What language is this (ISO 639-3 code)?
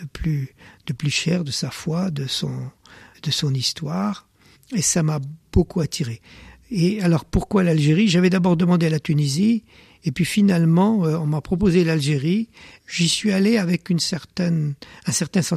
fra